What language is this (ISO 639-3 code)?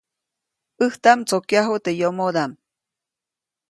zoc